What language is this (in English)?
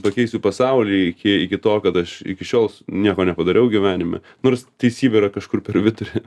Lithuanian